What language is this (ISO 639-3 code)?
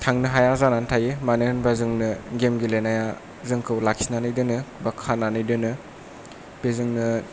brx